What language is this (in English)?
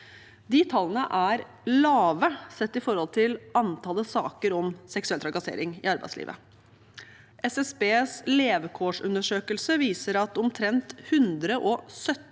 Norwegian